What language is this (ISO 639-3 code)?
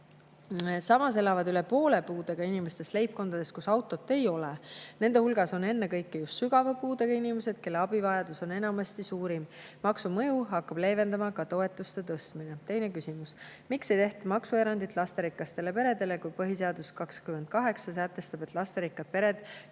est